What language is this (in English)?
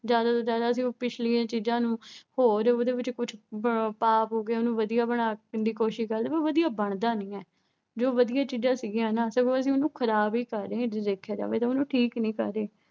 Punjabi